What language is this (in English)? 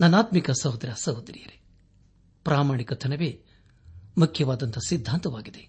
Kannada